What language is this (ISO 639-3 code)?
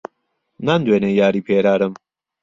ckb